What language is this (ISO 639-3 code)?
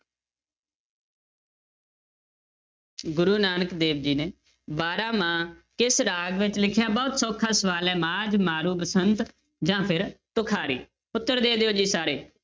pan